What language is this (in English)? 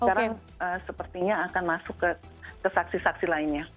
Indonesian